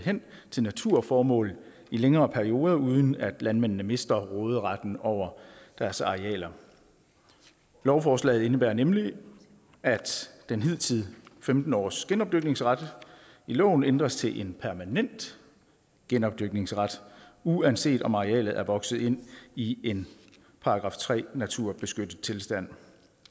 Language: Danish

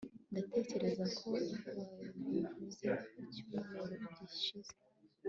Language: Kinyarwanda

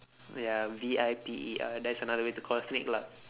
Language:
English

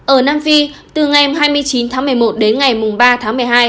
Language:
Vietnamese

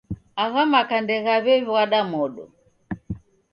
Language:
Taita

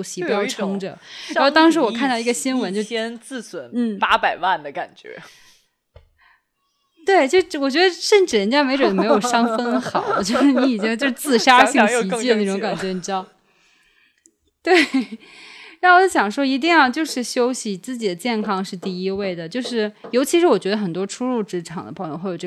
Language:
Chinese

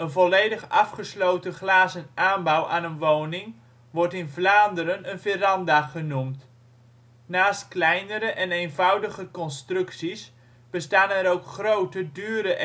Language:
Dutch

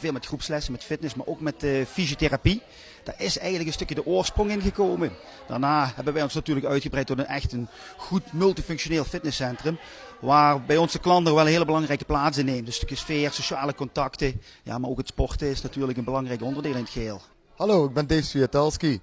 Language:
Dutch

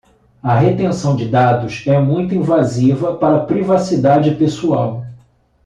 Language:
Portuguese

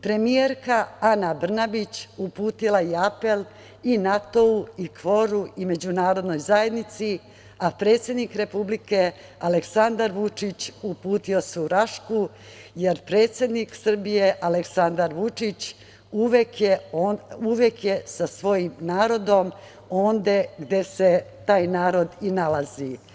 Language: Serbian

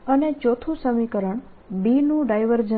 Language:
Gujarati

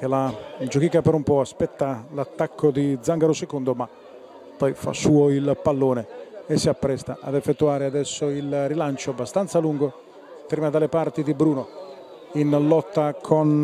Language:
Italian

